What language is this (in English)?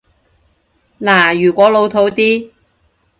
Cantonese